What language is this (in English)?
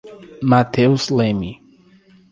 Portuguese